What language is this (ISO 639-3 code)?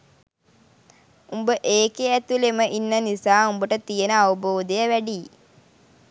sin